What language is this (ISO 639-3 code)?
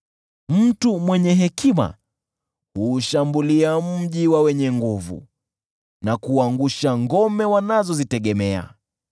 swa